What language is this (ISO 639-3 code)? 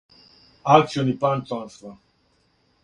srp